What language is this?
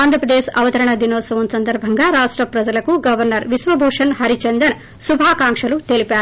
Telugu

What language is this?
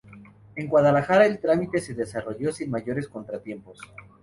Spanish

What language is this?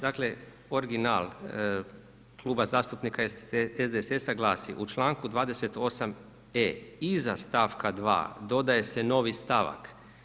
Croatian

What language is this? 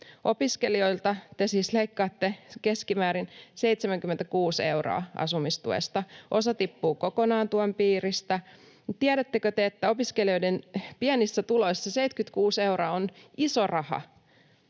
Finnish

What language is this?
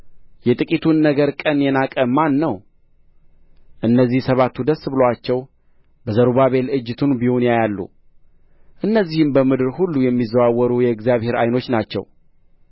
Amharic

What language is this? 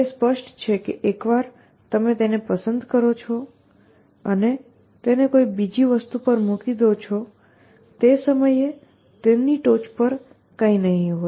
Gujarati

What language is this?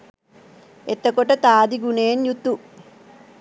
Sinhala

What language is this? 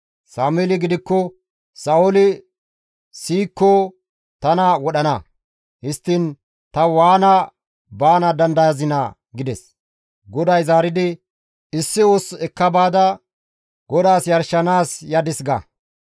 Gamo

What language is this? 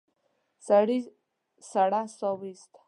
Pashto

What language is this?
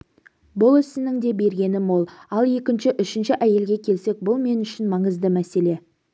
Kazakh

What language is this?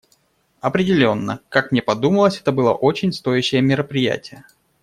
Russian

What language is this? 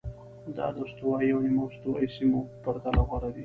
Pashto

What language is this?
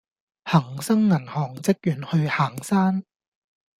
Cantonese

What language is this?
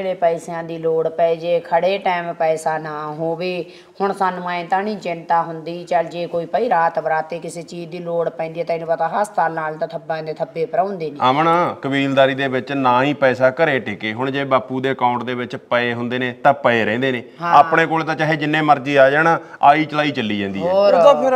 Punjabi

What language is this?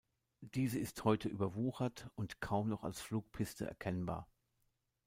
German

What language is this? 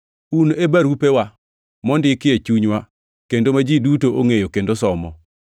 Luo (Kenya and Tanzania)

